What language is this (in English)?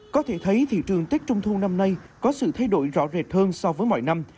Vietnamese